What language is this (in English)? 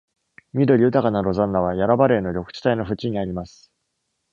Japanese